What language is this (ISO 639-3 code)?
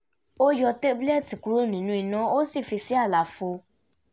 yor